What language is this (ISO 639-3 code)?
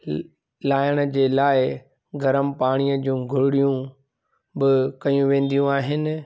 snd